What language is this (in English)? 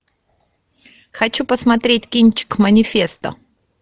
Russian